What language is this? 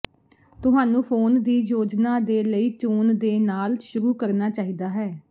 Punjabi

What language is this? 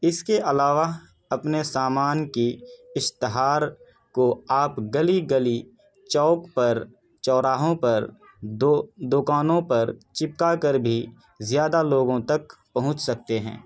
Urdu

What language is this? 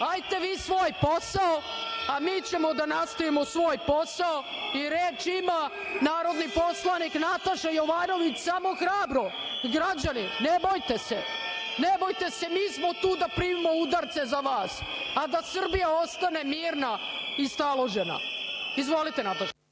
Serbian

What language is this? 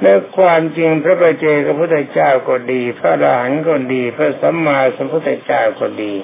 Thai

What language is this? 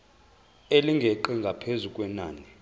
Zulu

